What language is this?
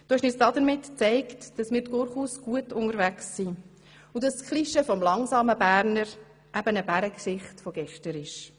Swiss German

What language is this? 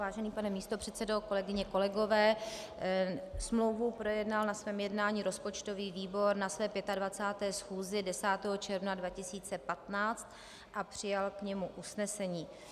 Czech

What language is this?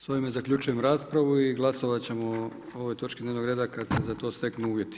Croatian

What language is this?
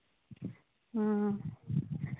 Santali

